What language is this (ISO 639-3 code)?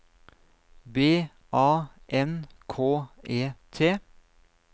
nor